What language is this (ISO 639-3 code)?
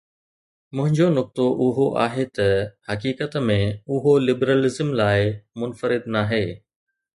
snd